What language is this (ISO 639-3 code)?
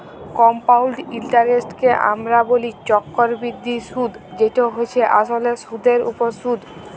ben